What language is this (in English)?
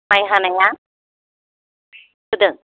Bodo